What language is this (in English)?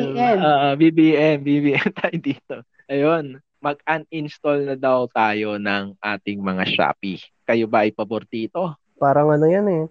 Filipino